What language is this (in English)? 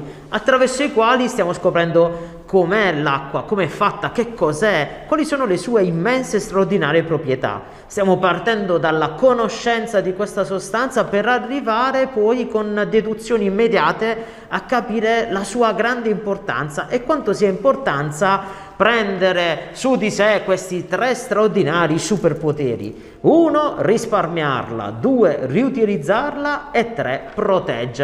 Italian